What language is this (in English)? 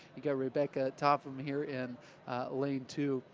English